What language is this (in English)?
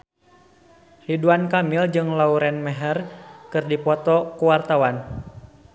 Sundanese